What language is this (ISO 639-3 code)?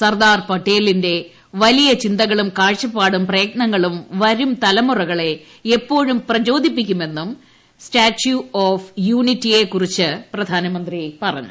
mal